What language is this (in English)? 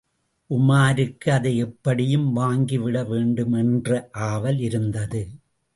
Tamil